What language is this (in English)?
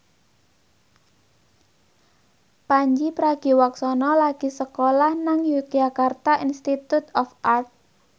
Javanese